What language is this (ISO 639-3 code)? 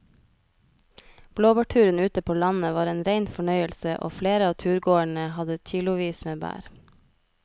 nor